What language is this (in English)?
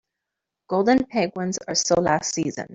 English